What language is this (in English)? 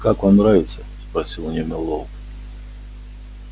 Russian